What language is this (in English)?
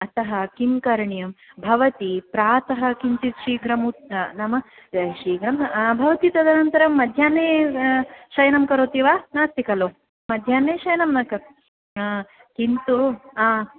Sanskrit